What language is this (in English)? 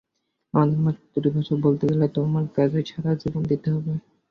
Bangla